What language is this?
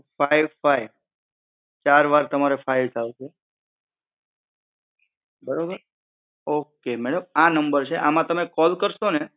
Gujarati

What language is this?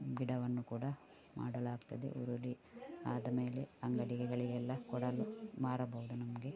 Kannada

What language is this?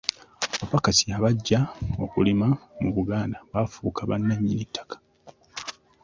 Ganda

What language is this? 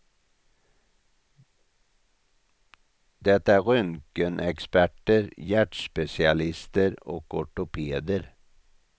Swedish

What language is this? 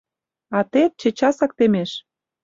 Mari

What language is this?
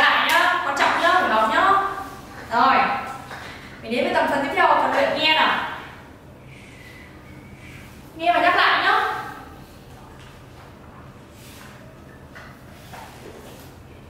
Vietnamese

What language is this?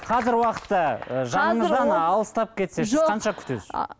Kazakh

